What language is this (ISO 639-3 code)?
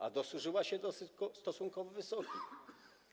pol